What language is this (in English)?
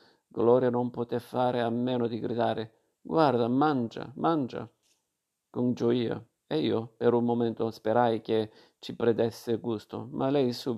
Italian